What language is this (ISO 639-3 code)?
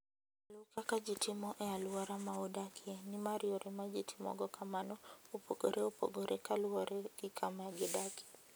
luo